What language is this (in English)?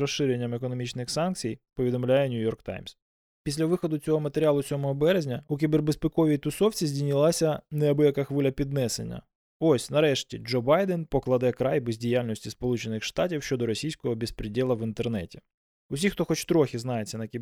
Ukrainian